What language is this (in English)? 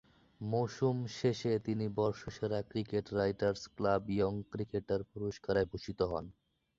Bangla